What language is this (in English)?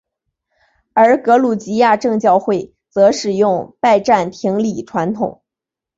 Chinese